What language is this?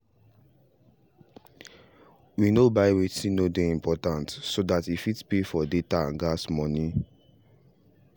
Nigerian Pidgin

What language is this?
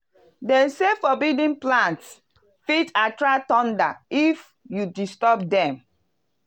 Nigerian Pidgin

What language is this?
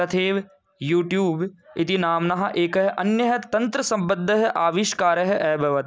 Sanskrit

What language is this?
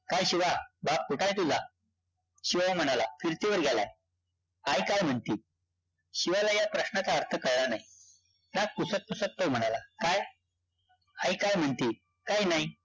Marathi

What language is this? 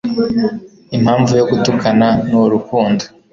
Kinyarwanda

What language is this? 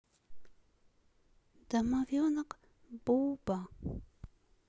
Russian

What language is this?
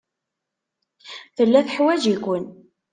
Kabyle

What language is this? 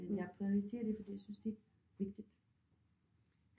Danish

